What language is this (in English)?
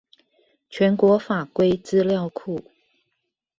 Chinese